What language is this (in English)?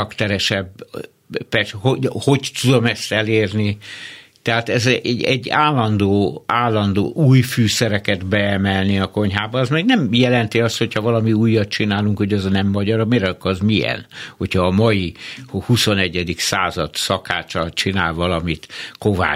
Hungarian